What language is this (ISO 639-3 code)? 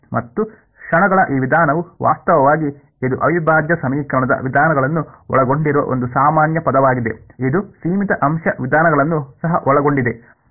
kan